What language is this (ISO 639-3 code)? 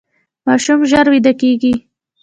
pus